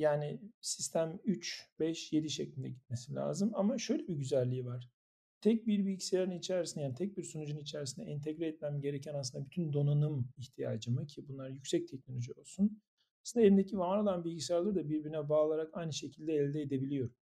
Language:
Turkish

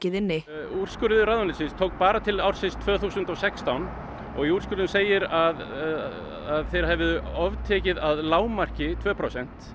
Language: Icelandic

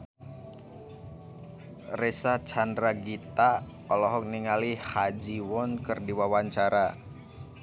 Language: Sundanese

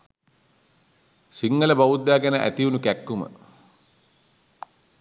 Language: Sinhala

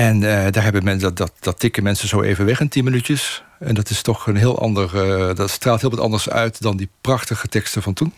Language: Dutch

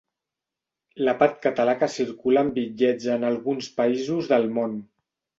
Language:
Catalan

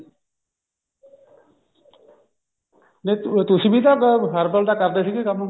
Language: Punjabi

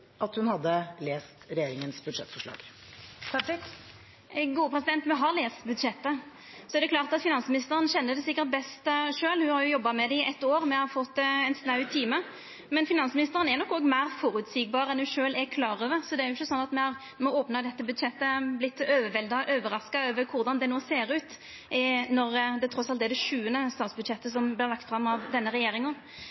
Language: Norwegian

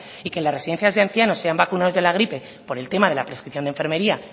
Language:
Spanish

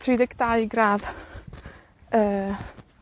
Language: Welsh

